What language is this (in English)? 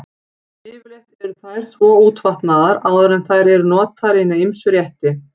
Icelandic